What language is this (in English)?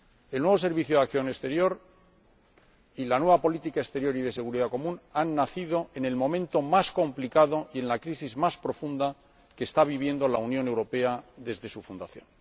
Spanish